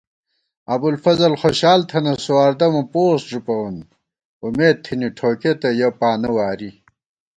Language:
Gawar-Bati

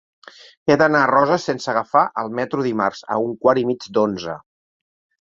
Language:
Catalan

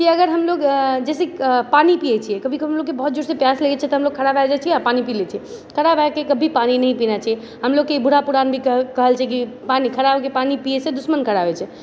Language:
Maithili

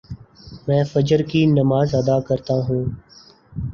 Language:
Urdu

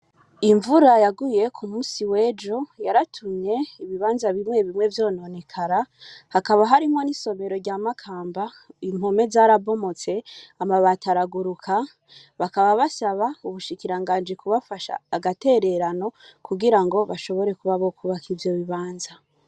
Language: Rundi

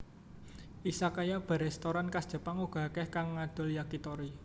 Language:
Javanese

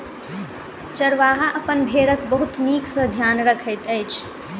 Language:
Maithili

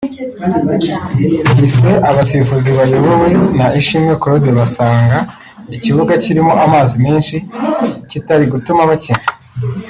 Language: Kinyarwanda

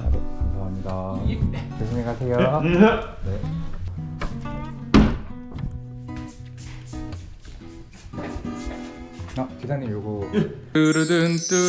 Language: Korean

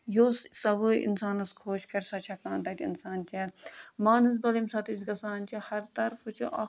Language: Kashmiri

